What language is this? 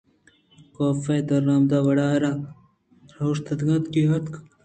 Eastern Balochi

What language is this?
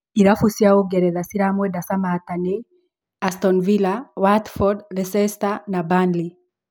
Kikuyu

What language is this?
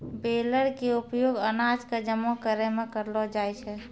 Maithili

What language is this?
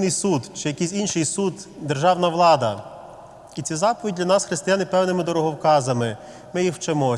Ukrainian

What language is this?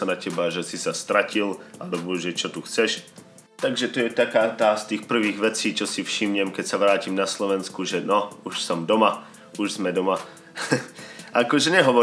Slovak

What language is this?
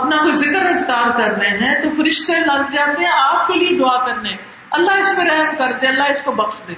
Urdu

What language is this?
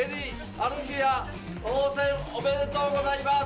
Japanese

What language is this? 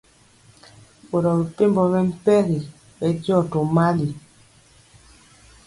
Mpiemo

